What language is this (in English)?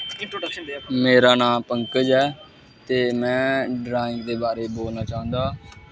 Dogri